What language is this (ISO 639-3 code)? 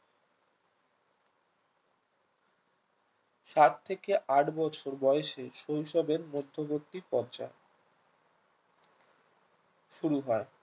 ben